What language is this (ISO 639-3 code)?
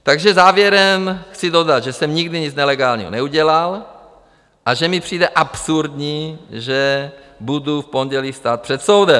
ces